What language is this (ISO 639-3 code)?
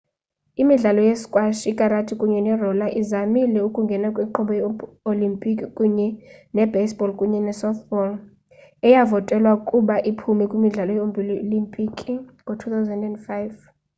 xho